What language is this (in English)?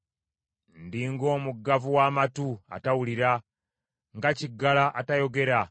Ganda